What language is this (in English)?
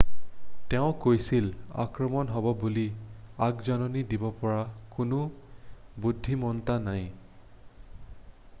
Assamese